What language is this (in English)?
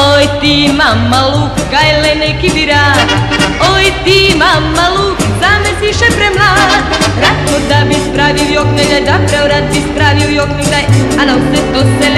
Bulgarian